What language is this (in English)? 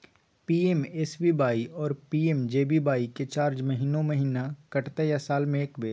Maithili